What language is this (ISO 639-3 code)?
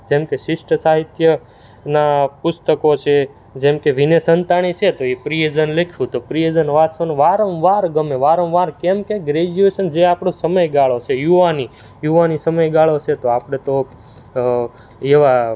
guj